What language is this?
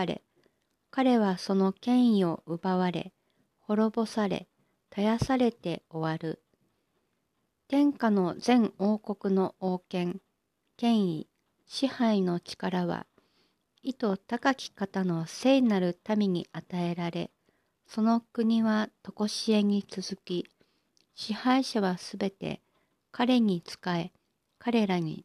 Japanese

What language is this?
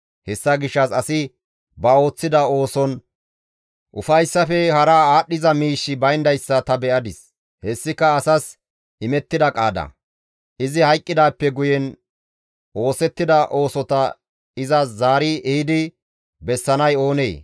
Gamo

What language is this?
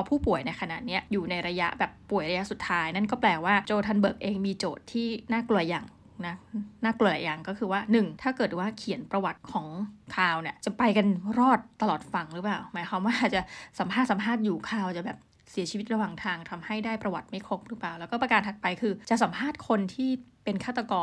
Thai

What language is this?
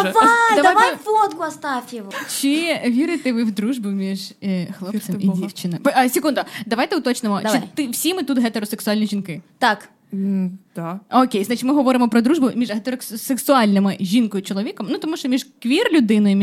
Ukrainian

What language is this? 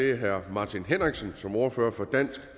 Danish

